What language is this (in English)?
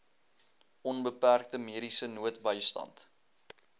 Afrikaans